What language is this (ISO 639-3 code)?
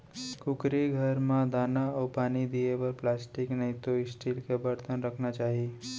hne